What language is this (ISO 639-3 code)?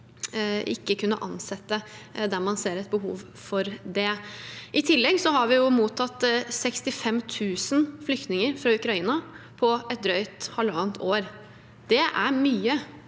nor